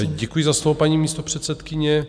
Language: Czech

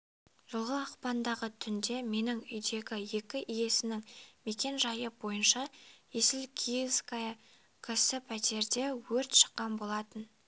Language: Kazakh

